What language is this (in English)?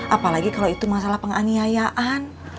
Indonesian